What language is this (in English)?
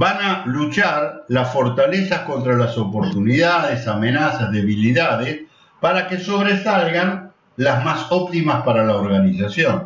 Spanish